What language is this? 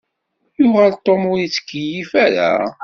Kabyle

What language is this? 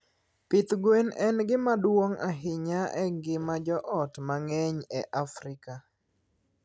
Luo (Kenya and Tanzania)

